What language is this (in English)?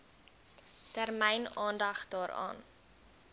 Afrikaans